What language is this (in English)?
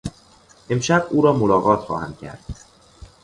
Persian